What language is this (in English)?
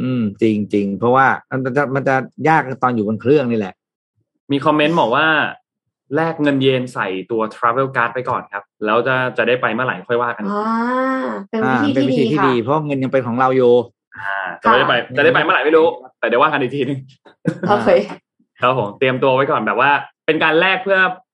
Thai